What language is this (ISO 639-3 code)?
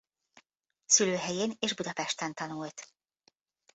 hun